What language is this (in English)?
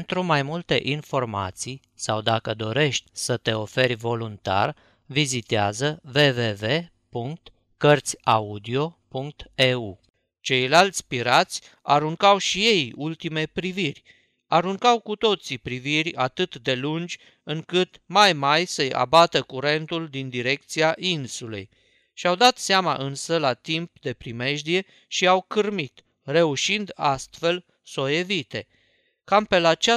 Romanian